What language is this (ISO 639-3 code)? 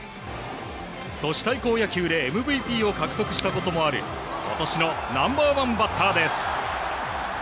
jpn